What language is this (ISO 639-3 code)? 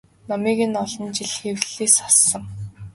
mon